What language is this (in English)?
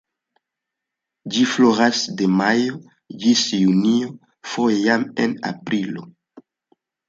Esperanto